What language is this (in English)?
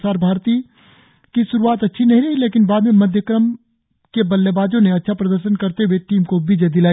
Hindi